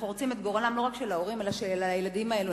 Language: Hebrew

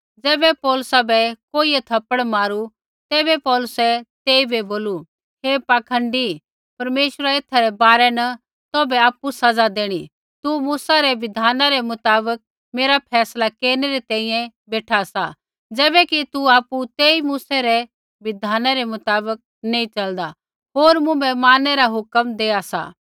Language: Kullu Pahari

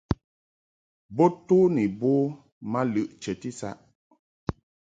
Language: Mungaka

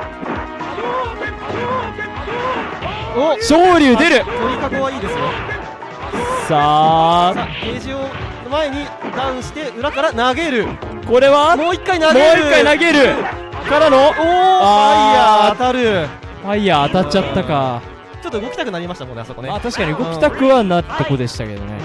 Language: Japanese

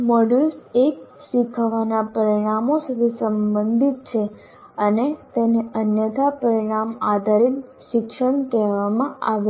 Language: Gujarati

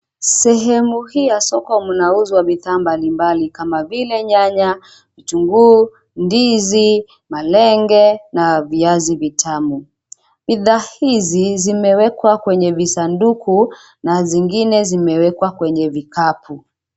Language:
Swahili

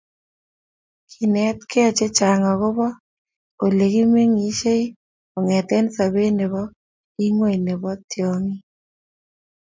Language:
Kalenjin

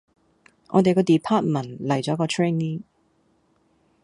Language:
Cantonese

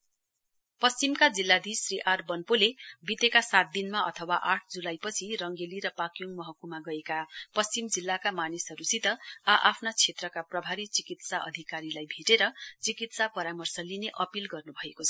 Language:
Nepali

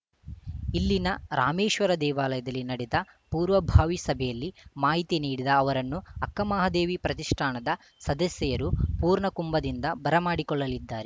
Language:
Kannada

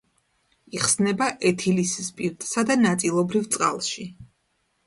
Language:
Georgian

